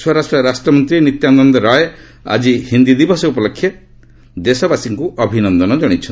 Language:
Odia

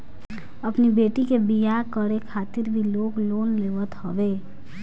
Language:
Bhojpuri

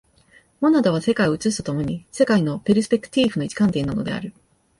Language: Japanese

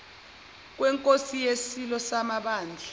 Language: Zulu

